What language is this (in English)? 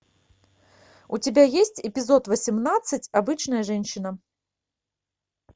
Russian